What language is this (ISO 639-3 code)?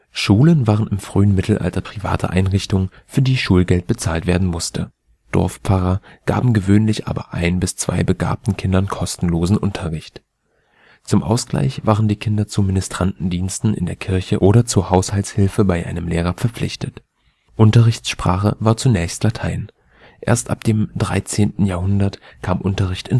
deu